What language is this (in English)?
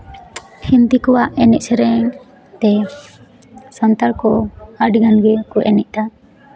Santali